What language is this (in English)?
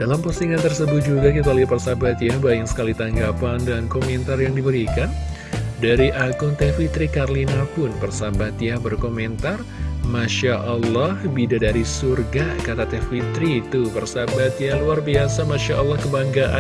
Indonesian